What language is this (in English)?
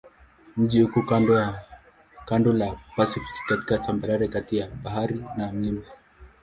Swahili